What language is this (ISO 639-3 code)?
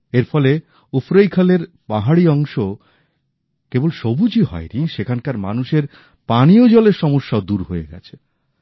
ben